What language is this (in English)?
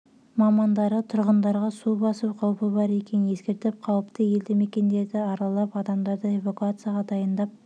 Kazakh